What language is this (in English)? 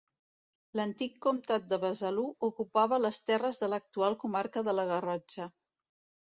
Catalan